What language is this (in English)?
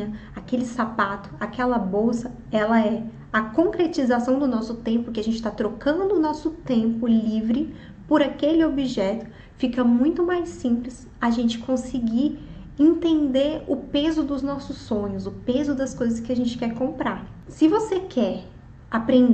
Portuguese